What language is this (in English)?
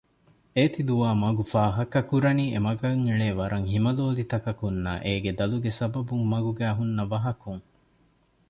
Divehi